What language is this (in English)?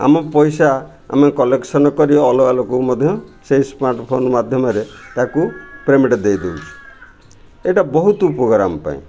Odia